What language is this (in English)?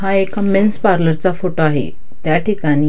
Marathi